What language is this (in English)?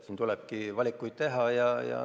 Estonian